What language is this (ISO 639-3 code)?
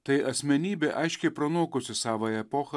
lit